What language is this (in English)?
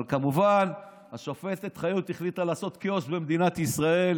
Hebrew